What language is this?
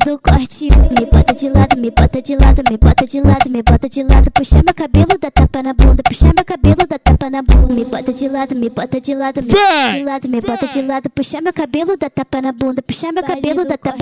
Portuguese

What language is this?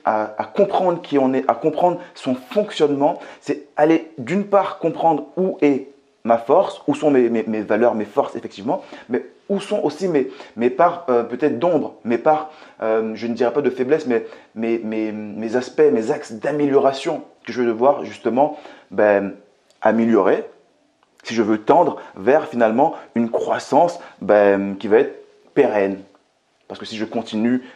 French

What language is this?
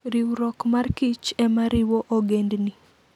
Luo (Kenya and Tanzania)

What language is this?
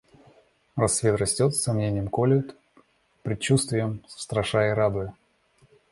Russian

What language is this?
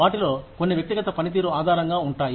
Telugu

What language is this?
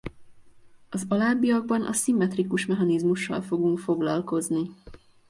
Hungarian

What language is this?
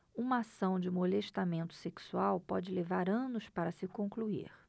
Portuguese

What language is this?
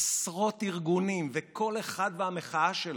Hebrew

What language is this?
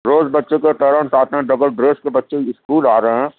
Urdu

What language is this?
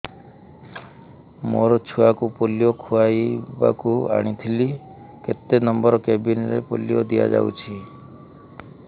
Odia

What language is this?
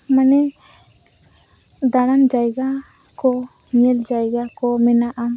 Santali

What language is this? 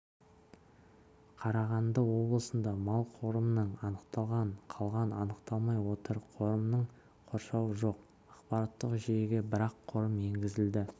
Kazakh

